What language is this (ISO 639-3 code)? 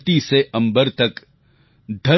guj